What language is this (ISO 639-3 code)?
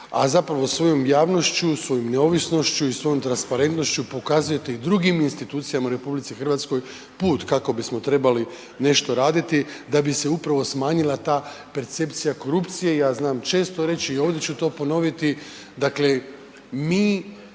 hrv